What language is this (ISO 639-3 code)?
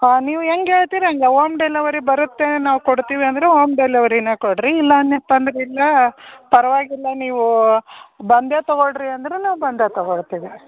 kan